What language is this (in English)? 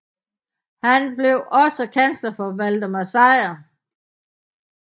Danish